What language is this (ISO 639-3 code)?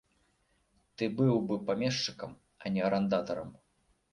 bel